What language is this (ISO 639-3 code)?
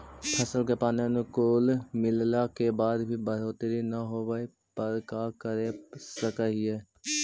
mag